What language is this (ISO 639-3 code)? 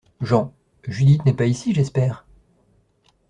fra